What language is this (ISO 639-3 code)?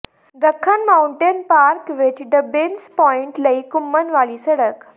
pan